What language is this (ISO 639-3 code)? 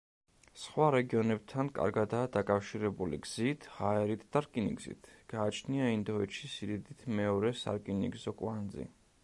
kat